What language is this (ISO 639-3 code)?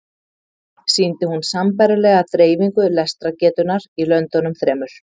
isl